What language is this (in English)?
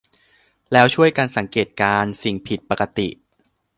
Thai